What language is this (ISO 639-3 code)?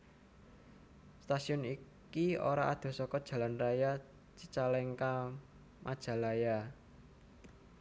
jav